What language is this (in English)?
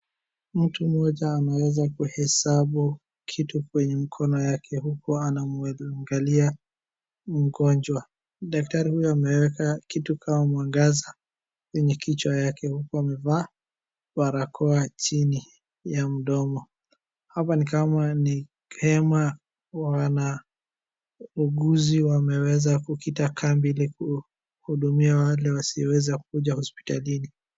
Swahili